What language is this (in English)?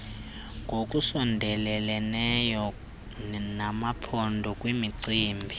Xhosa